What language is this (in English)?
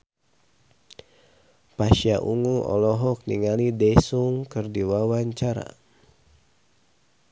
Sundanese